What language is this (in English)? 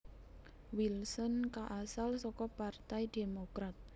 Javanese